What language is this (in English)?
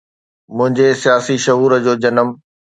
Sindhi